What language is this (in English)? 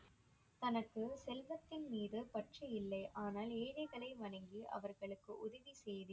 Tamil